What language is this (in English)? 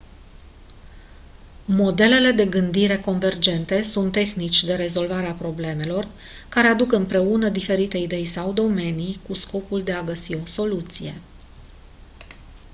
Romanian